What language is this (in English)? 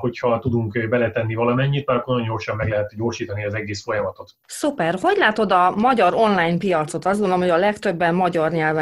Hungarian